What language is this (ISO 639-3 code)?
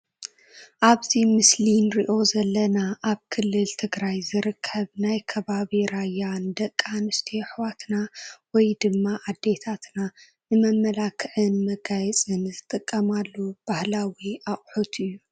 tir